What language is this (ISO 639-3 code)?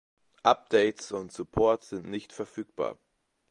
deu